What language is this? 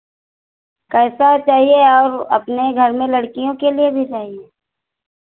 Hindi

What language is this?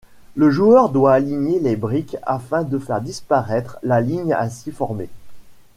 French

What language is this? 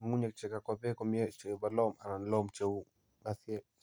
Kalenjin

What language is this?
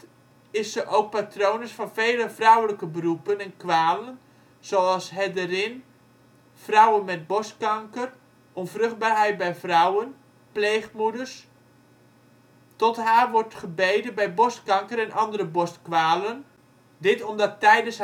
Dutch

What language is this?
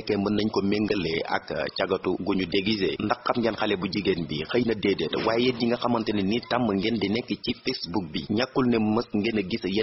Dutch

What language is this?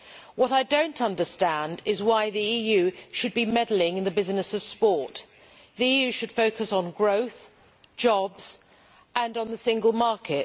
English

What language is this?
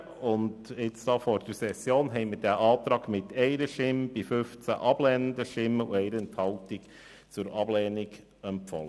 Swiss German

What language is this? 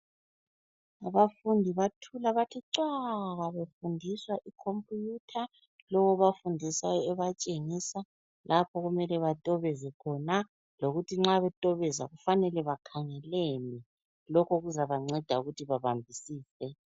North Ndebele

